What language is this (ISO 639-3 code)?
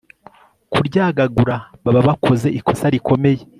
kin